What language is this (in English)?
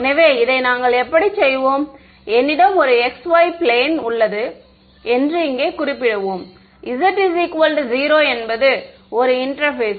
Tamil